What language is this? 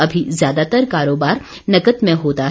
Hindi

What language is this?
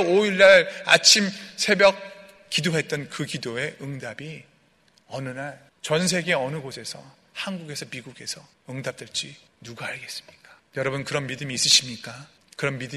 Korean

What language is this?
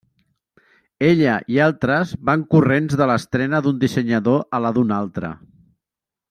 Catalan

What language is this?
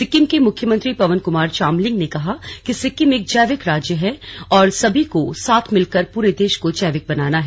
Hindi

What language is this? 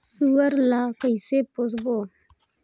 Chhattisgarhi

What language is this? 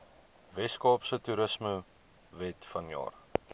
Afrikaans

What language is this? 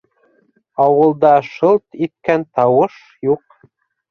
Bashkir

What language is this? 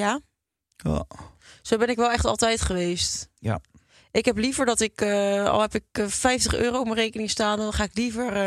Dutch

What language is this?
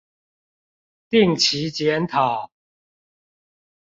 Chinese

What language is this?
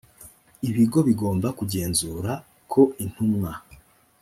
Kinyarwanda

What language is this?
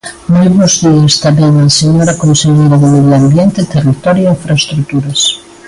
Galician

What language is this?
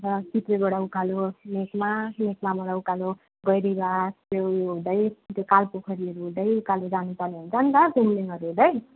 Nepali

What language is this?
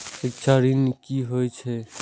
Maithili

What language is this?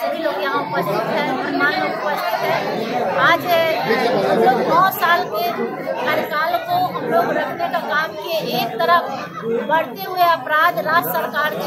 Hindi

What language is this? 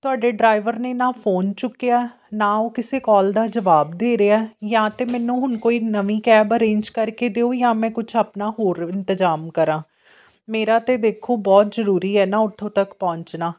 Punjabi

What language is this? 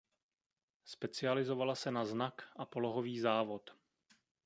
Czech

